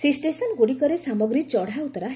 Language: Odia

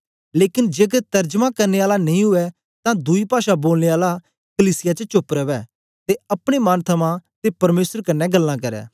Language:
Dogri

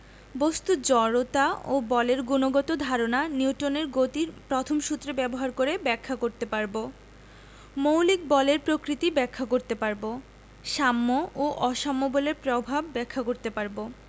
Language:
Bangla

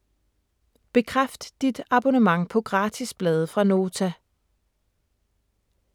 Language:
Danish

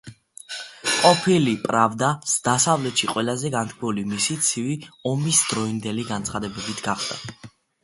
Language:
Georgian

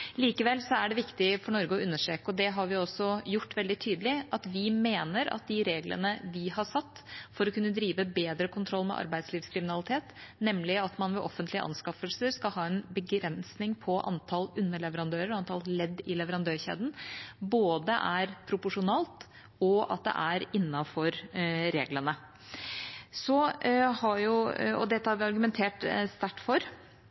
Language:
Norwegian Bokmål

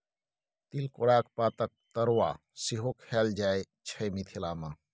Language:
Maithili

